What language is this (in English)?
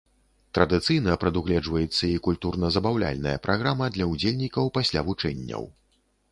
Belarusian